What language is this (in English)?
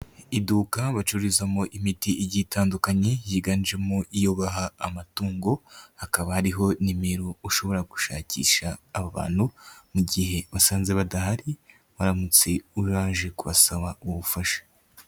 Kinyarwanda